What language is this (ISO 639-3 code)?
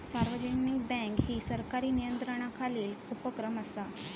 mar